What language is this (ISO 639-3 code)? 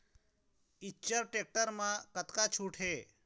hne